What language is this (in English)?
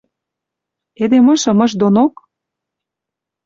Western Mari